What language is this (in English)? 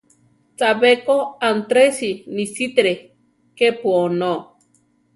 Central Tarahumara